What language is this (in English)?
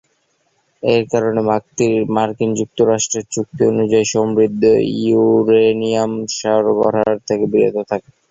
Bangla